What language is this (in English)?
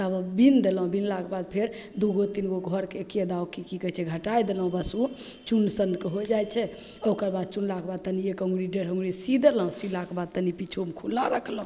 Maithili